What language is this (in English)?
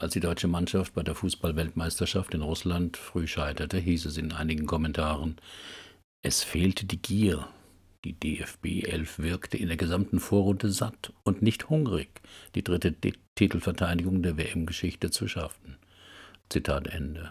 German